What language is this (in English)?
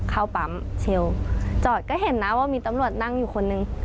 Thai